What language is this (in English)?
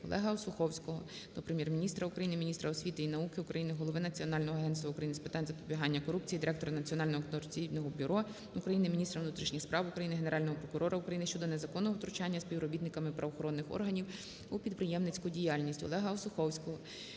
Ukrainian